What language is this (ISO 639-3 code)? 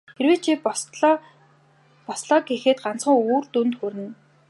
mon